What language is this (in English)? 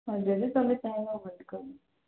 Odia